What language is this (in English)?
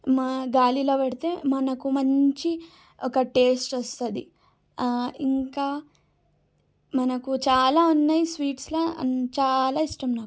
Telugu